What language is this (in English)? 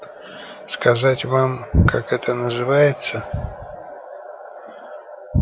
Russian